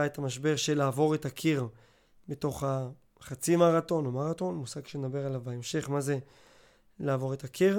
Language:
Hebrew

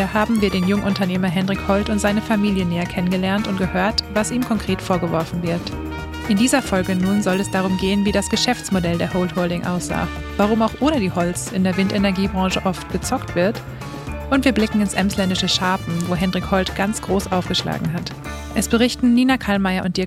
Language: German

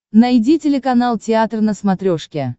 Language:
Russian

